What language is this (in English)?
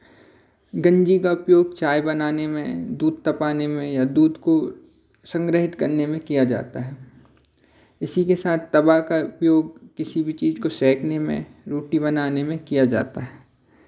Hindi